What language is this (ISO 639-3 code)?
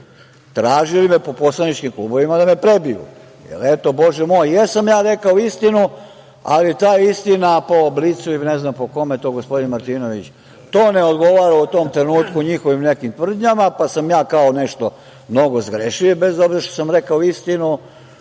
srp